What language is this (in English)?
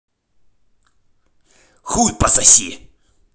Russian